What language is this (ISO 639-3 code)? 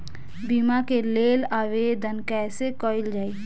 bho